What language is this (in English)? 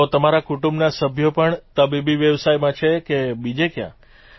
Gujarati